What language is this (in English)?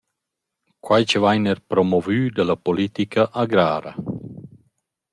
Romansh